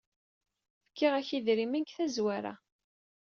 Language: Kabyle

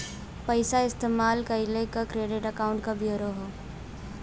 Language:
Bhojpuri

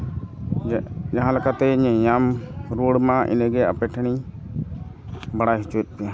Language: Santali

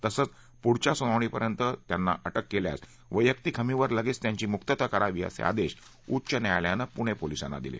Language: Marathi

